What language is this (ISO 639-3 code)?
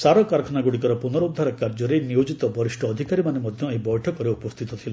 ori